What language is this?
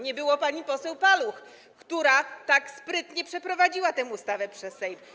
Polish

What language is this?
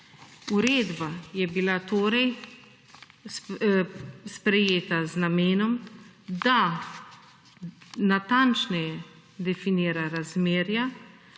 Slovenian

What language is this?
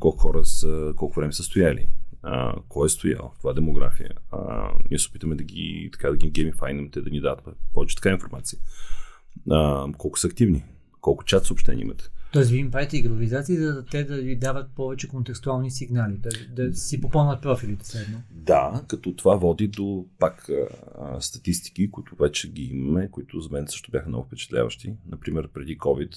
Bulgarian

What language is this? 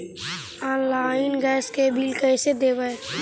Magahi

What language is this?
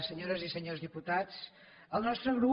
Catalan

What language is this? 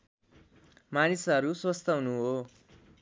Nepali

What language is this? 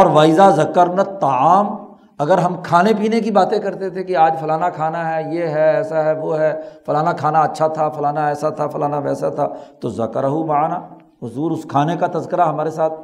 Urdu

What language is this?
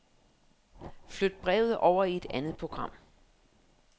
Danish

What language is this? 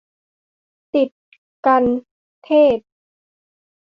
Thai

